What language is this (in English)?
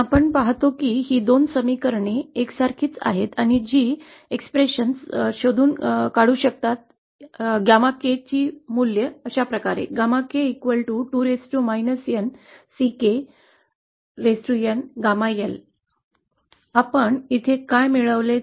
Marathi